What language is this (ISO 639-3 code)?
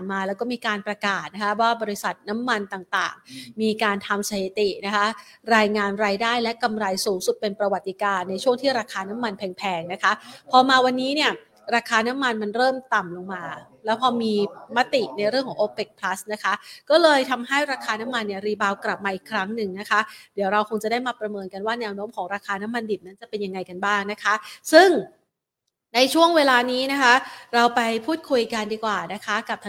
tha